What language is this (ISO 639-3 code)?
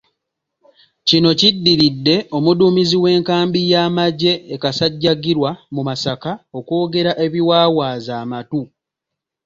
lug